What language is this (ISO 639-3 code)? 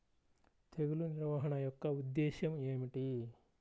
tel